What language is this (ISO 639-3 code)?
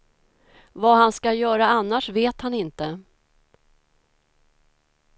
swe